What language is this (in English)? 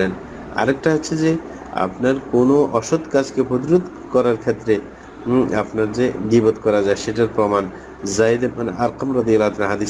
Arabic